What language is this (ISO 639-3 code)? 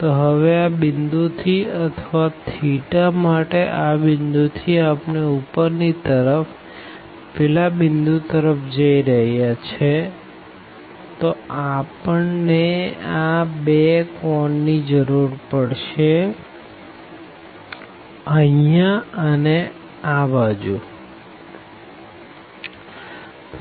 guj